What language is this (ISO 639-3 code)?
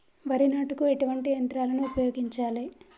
tel